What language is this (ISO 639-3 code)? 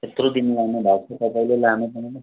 nep